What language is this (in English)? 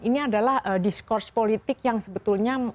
Indonesian